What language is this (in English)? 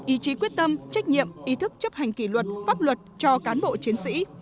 Vietnamese